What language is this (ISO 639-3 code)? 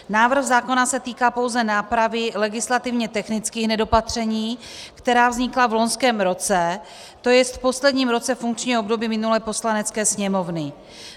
ces